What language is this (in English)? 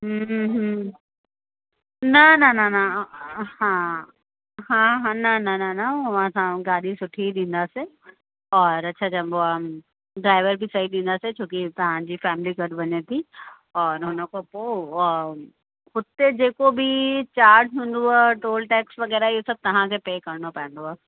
Sindhi